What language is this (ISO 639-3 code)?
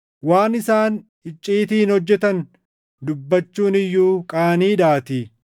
orm